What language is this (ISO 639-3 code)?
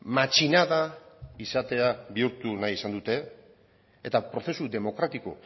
eus